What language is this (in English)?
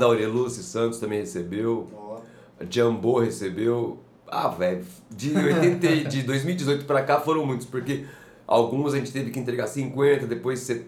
Portuguese